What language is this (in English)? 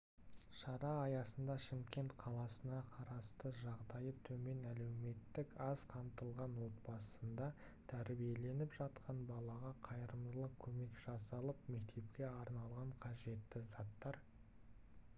Kazakh